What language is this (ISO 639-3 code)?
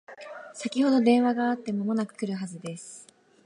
jpn